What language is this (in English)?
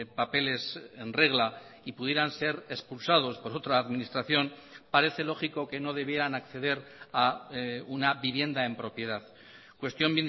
Spanish